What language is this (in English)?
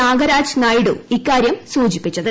Malayalam